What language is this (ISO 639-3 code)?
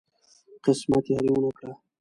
pus